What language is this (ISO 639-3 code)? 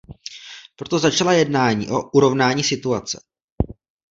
ces